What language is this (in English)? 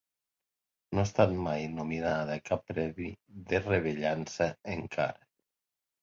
Catalan